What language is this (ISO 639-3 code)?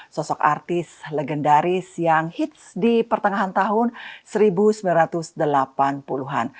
ind